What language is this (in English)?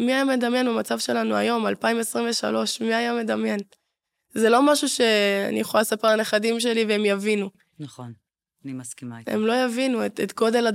Hebrew